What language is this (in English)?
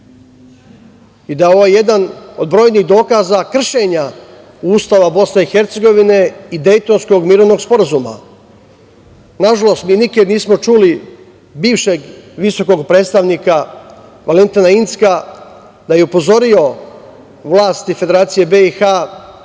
Serbian